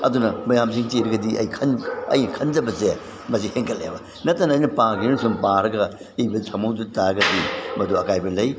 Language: Manipuri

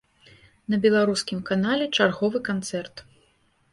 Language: Belarusian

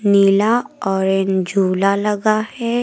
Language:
Hindi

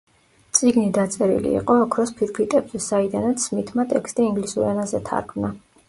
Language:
Georgian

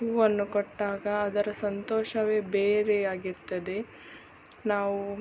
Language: Kannada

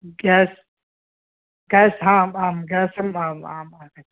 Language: Sanskrit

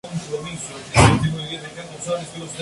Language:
Spanish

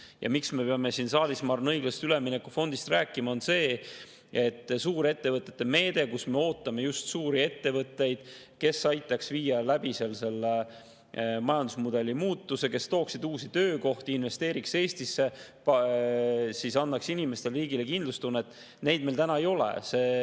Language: Estonian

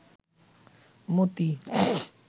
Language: Bangla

